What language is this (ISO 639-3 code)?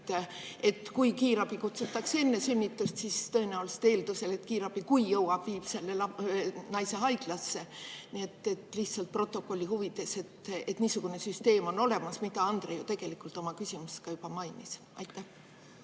est